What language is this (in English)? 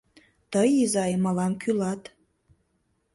Mari